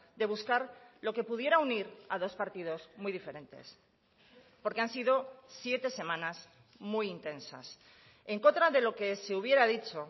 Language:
Spanish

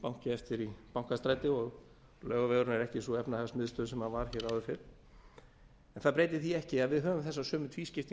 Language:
Icelandic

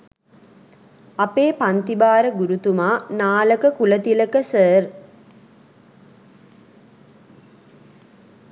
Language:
Sinhala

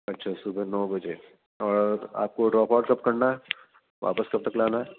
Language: Urdu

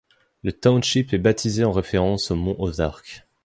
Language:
French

